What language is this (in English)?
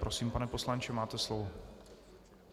Czech